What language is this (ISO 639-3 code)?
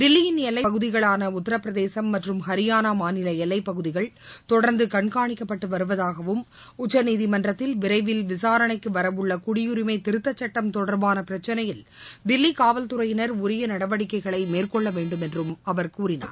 tam